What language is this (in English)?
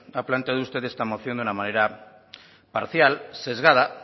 Spanish